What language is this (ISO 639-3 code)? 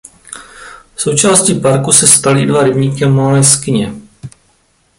ces